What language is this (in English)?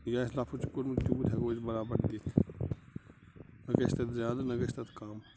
Kashmiri